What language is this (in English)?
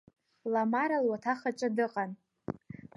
Abkhazian